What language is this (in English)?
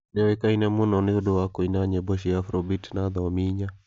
Kikuyu